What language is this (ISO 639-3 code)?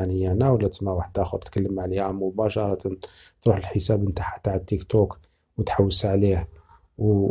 ara